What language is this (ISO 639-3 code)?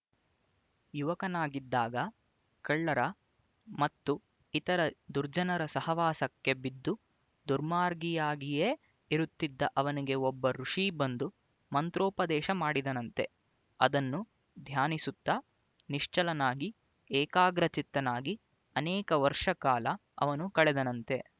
kan